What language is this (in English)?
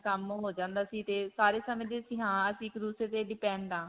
Punjabi